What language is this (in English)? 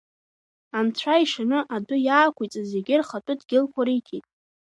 Abkhazian